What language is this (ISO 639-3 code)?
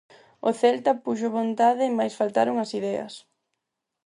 glg